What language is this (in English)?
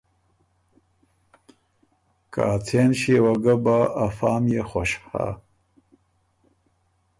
Ormuri